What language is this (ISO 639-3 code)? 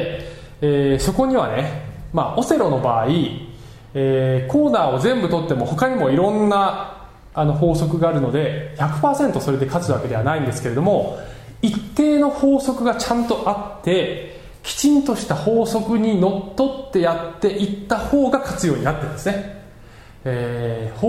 jpn